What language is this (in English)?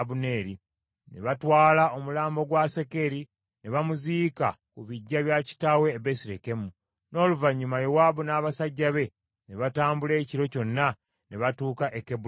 Ganda